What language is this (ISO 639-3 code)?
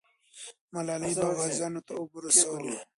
pus